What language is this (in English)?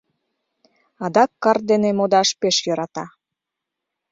Mari